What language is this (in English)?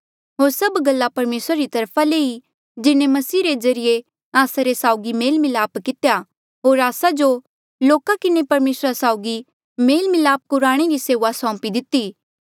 Mandeali